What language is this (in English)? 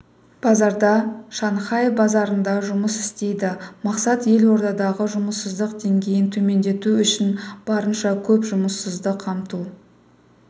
Kazakh